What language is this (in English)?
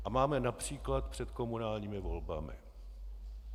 Czech